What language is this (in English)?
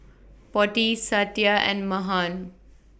English